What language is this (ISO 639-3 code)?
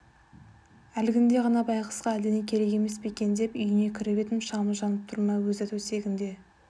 kaz